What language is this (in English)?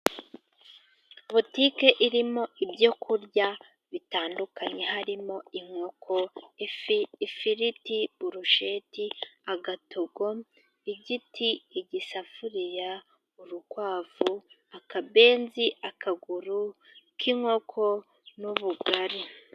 Kinyarwanda